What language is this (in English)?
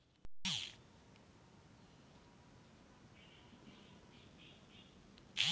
Bangla